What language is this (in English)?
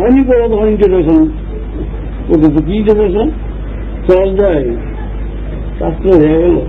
Turkish